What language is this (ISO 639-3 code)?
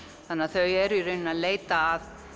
isl